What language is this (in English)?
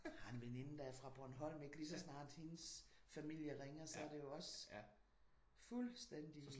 Danish